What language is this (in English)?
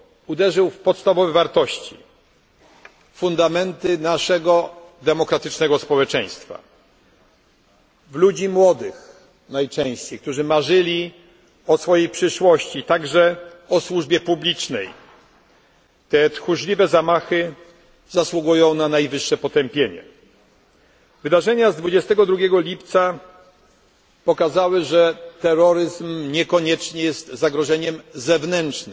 Polish